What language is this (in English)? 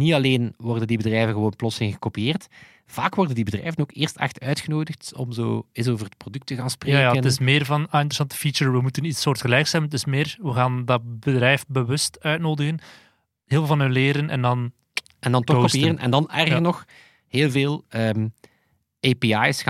Dutch